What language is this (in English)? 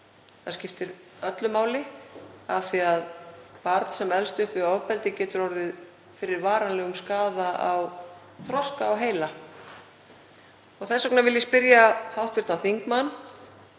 Icelandic